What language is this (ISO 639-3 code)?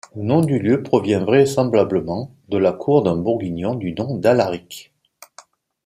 fra